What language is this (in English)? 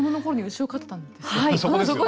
Japanese